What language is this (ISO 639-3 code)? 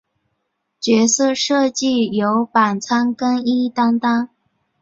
zho